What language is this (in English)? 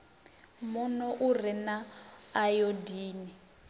Venda